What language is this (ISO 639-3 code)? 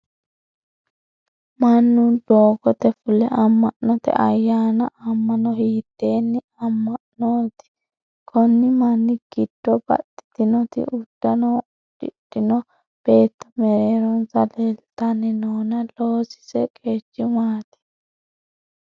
sid